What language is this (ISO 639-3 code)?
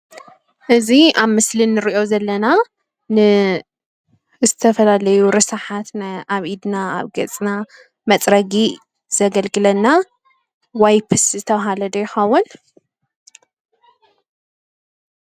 tir